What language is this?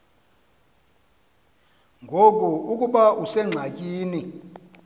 Xhosa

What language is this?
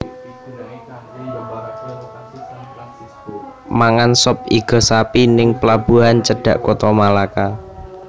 Javanese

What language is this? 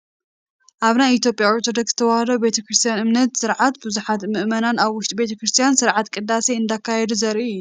Tigrinya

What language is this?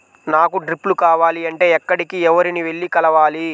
Telugu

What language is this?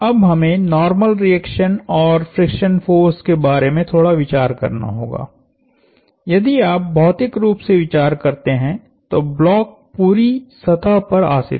Hindi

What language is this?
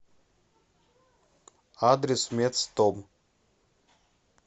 Russian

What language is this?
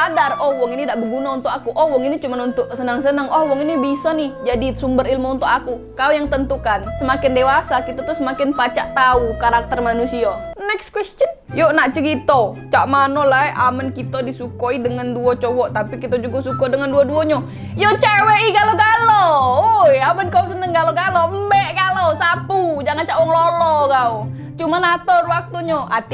Indonesian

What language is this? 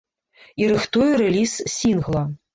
Belarusian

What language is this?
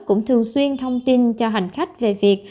Vietnamese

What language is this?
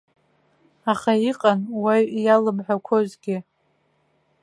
Abkhazian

